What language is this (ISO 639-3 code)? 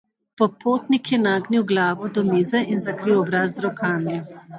slv